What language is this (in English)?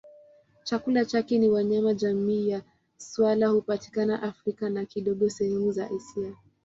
Swahili